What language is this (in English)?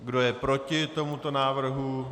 Czech